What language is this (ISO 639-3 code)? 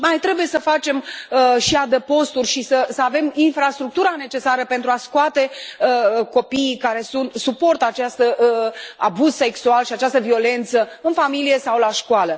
ron